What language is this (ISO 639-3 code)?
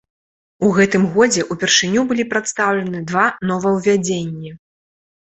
bel